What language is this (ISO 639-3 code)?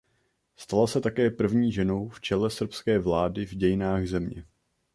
ces